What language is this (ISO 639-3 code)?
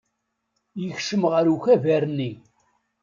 kab